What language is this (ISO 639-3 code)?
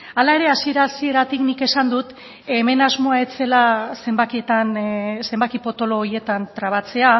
eus